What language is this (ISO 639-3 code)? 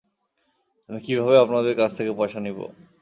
ben